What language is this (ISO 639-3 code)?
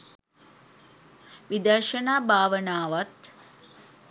sin